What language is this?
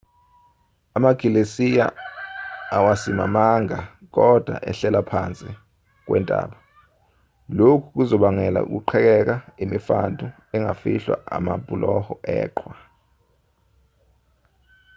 Zulu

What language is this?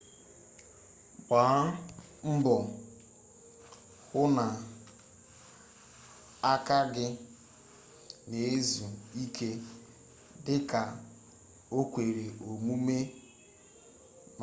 Igbo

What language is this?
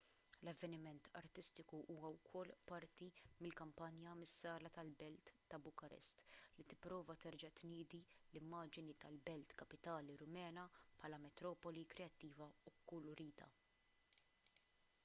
Maltese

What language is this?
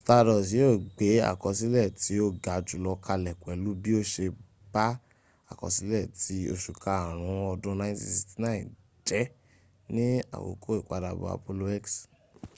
Yoruba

